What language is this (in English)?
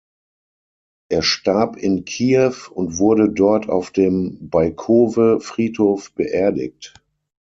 German